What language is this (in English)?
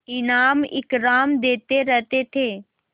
Hindi